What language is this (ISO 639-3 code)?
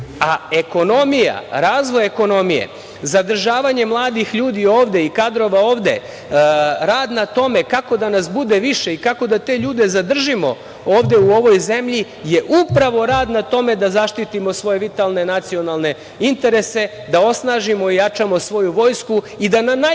srp